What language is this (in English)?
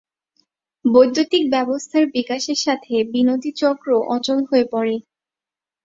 Bangla